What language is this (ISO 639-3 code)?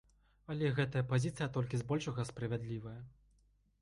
bel